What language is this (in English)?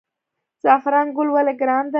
Pashto